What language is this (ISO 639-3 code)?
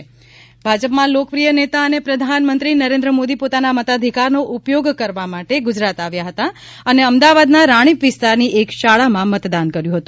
guj